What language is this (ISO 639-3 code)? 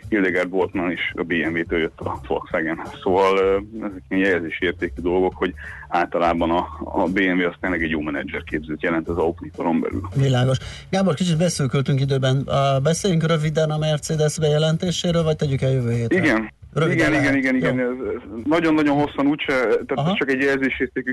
hun